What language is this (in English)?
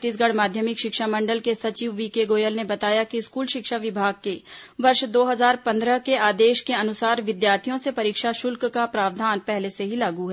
Hindi